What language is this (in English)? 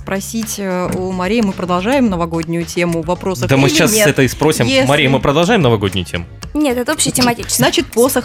Russian